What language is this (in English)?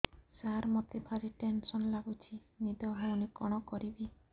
Odia